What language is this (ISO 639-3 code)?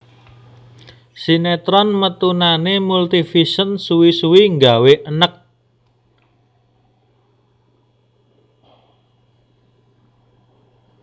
jav